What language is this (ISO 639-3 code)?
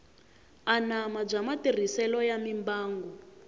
tso